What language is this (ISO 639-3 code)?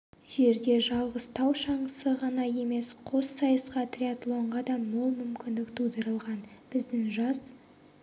kaz